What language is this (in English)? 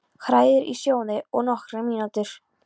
Icelandic